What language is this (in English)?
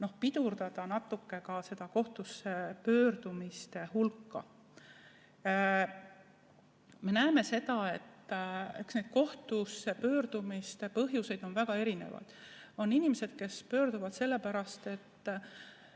Estonian